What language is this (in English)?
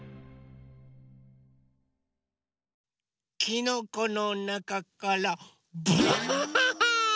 Japanese